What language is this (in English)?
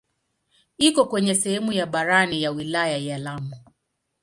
Swahili